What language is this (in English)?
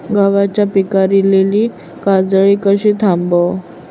Marathi